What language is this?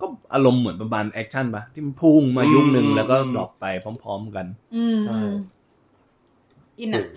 Thai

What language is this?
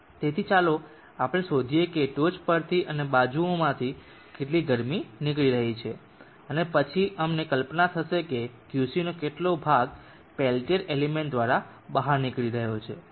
Gujarati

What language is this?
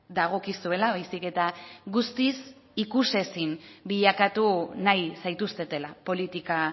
Basque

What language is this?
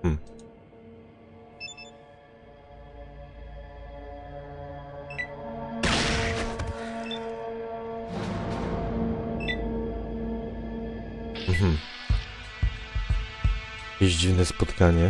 Polish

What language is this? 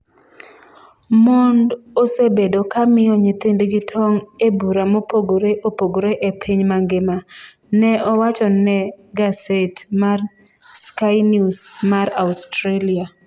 Luo (Kenya and Tanzania)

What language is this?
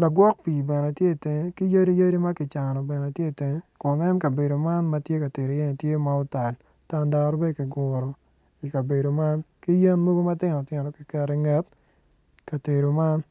Acoli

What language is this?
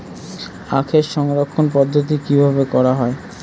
Bangla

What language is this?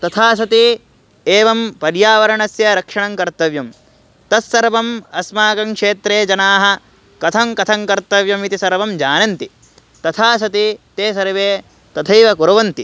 Sanskrit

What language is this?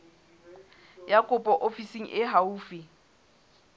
Southern Sotho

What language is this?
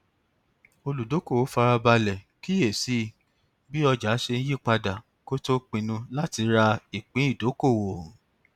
Yoruba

